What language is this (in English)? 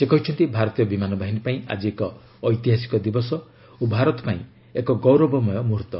Odia